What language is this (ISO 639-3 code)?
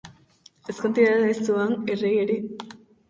eus